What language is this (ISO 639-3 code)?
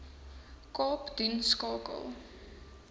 afr